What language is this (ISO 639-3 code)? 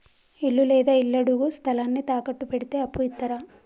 tel